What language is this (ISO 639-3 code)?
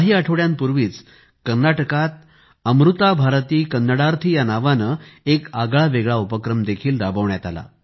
mar